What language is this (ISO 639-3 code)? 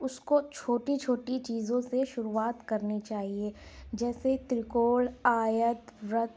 urd